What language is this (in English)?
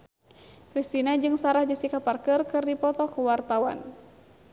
Sundanese